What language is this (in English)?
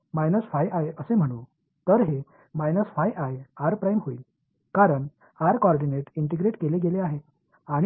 Tamil